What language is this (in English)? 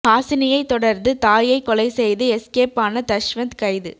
Tamil